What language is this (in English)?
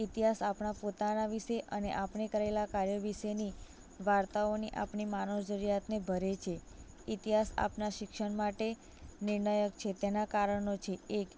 Gujarati